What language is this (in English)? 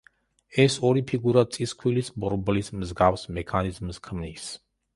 Georgian